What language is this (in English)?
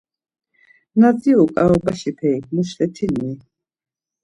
Laz